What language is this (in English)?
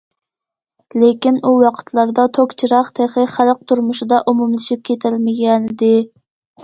Uyghur